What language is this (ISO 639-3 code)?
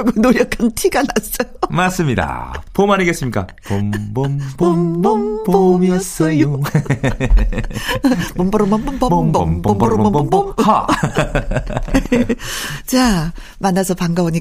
kor